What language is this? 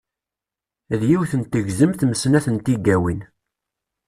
Kabyle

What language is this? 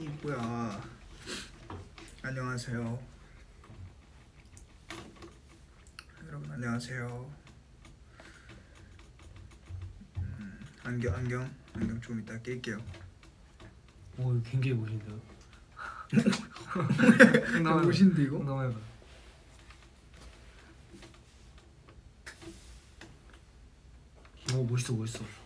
Korean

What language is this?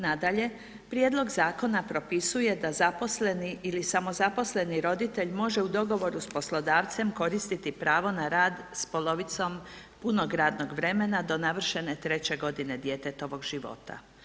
Croatian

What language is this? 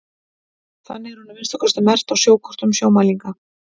Icelandic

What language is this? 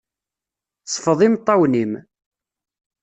Kabyle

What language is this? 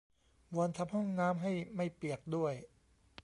Thai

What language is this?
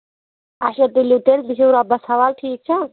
Kashmiri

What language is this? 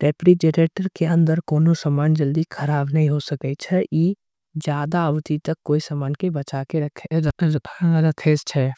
Angika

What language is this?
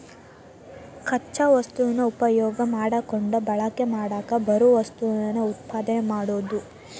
Kannada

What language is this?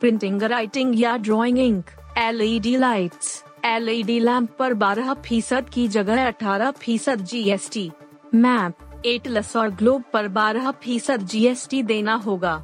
Hindi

